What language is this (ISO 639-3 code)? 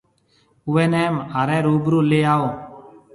mve